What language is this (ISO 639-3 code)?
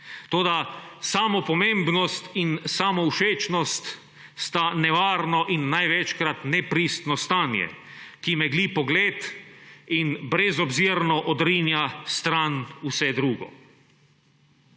slv